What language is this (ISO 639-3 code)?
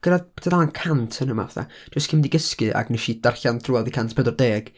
cym